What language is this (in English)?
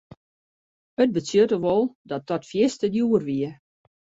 Western Frisian